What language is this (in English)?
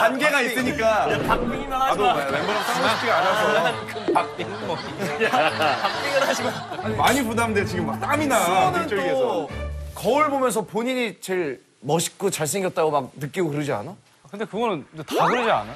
Korean